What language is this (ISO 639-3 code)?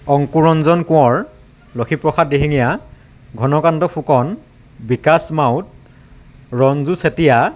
asm